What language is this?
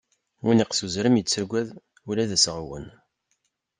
Kabyle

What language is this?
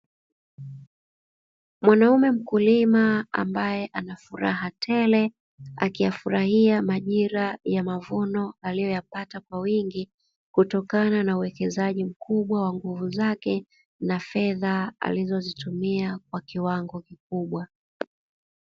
Swahili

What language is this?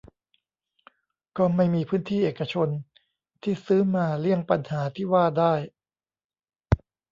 Thai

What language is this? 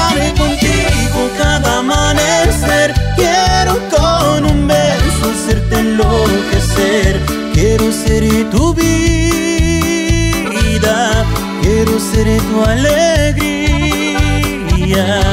Romanian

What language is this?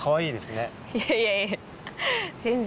Japanese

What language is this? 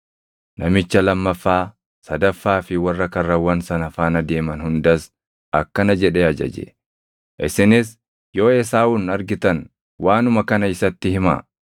Oromo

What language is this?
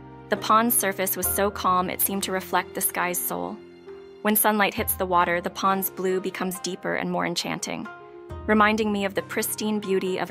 English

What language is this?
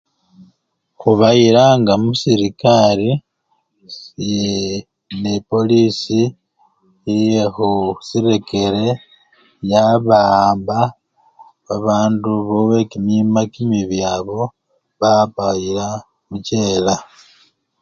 Luyia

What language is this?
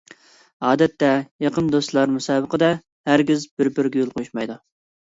Uyghur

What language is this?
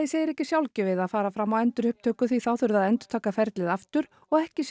Icelandic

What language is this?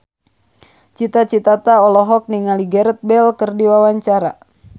Sundanese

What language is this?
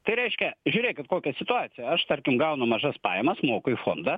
Lithuanian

